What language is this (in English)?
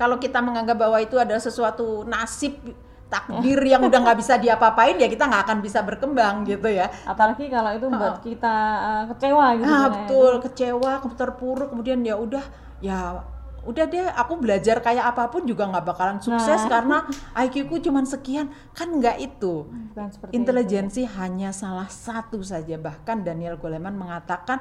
Indonesian